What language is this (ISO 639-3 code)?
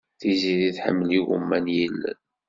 kab